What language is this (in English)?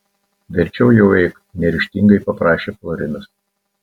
Lithuanian